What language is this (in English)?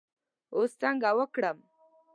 Pashto